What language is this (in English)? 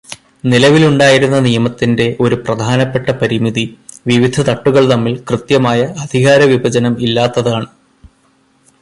Malayalam